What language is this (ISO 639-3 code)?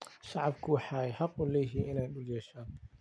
som